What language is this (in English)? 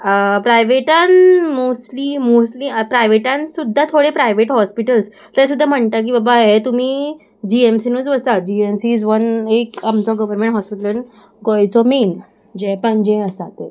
Konkani